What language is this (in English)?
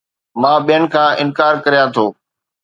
Sindhi